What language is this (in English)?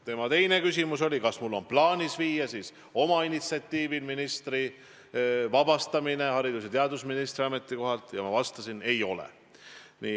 Estonian